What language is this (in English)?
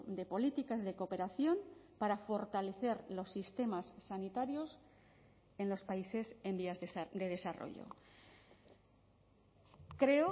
Spanish